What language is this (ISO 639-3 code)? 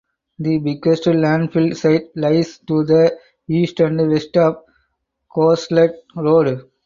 eng